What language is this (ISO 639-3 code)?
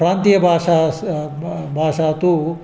san